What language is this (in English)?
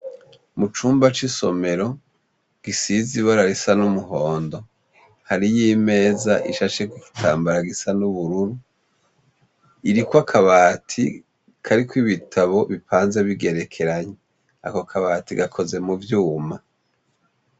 Rundi